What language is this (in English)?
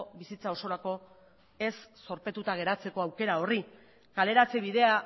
Basque